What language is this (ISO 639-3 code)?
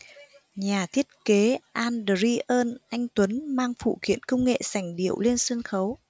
vie